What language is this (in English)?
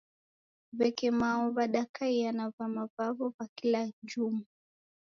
Taita